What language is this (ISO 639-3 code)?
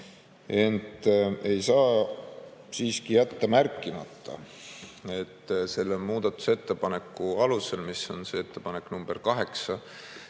est